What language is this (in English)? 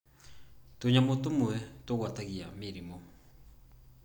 Kikuyu